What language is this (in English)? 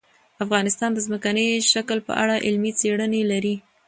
Pashto